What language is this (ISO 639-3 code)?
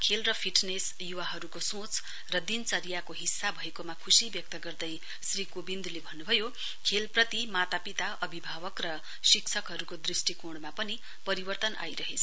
nep